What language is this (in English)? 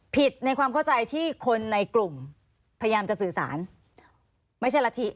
Thai